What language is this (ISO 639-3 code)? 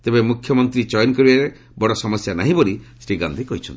ori